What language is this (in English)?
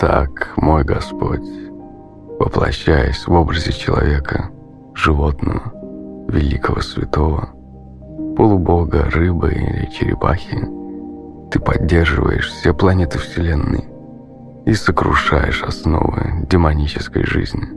Russian